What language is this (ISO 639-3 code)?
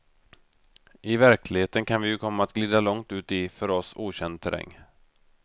swe